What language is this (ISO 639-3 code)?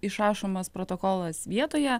lit